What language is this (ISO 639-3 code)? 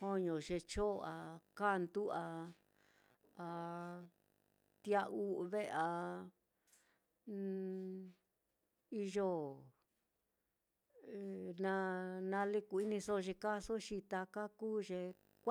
vmm